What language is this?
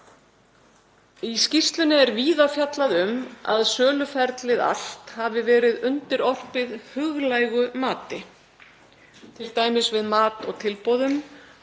Icelandic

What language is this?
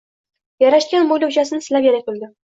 Uzbek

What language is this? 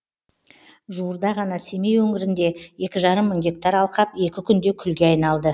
Kazakh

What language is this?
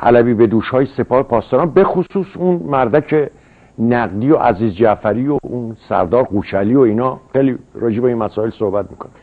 Persian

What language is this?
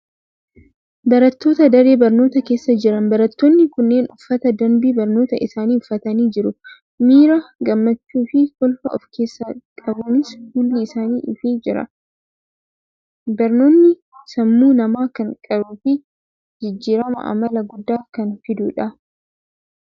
Oromo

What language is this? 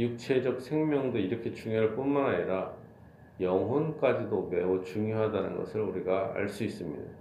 Korean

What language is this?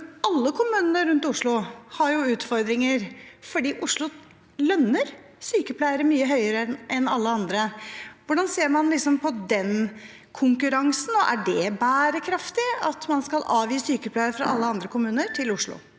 Norwegian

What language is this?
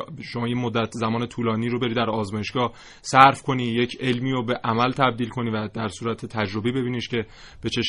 Persian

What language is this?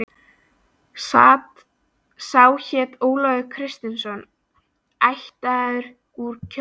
Icelandic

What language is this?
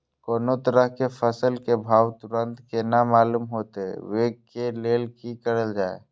Maithili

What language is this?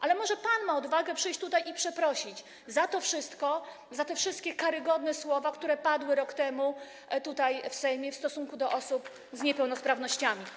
Polish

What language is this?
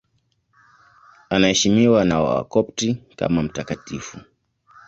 Swahili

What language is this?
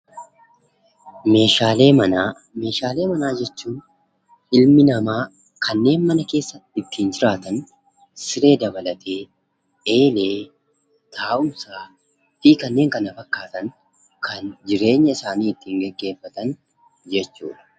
Oromo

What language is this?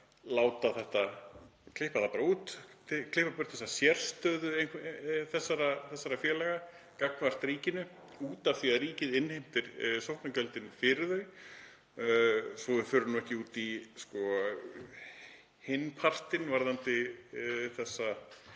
Icelandic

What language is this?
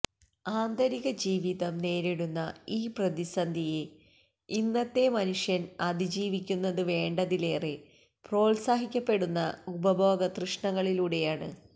Malayalam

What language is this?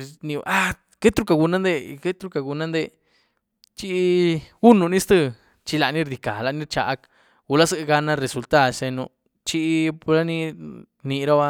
Güilá Zapotec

